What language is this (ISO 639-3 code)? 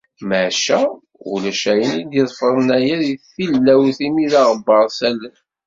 kab